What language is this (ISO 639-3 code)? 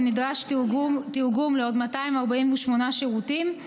heb